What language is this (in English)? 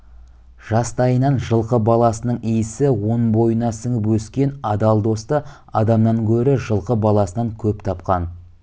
Kazakh